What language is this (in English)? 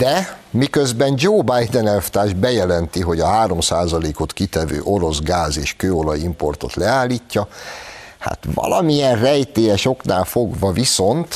Hungarian